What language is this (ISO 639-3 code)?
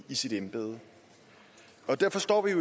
dan